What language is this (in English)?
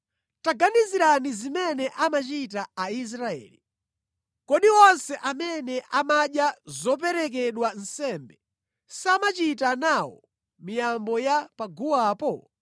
Nyanja